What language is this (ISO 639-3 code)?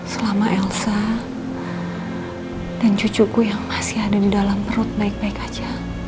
ind